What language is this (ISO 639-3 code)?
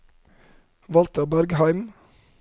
nor